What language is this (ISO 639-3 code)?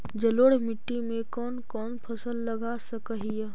mag